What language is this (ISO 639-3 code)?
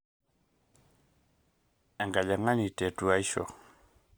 mas